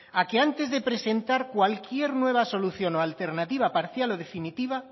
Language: Spanish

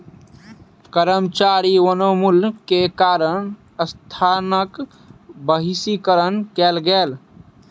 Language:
Maithili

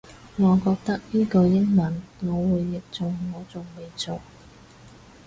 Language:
Cantonese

